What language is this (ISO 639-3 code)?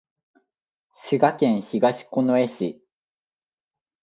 jpn